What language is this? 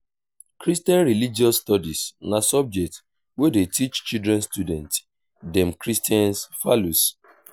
Nigerian Pidgin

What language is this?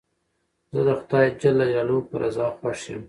Pashto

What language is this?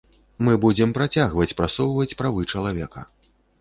Belarusian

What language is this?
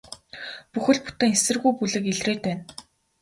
Mongolian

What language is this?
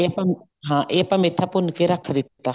Punjabi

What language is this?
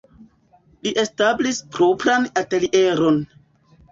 Esperanto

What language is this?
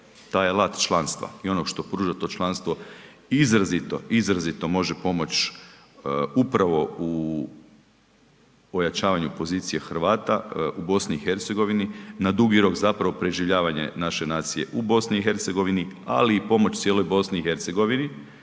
Croatian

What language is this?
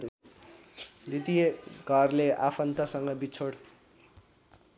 Nepali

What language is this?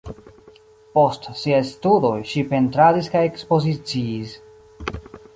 Esperanto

